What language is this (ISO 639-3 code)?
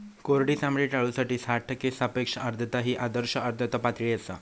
mar